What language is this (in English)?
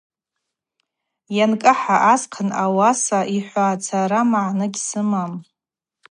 Abaza